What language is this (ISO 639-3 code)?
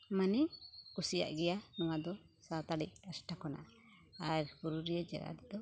sat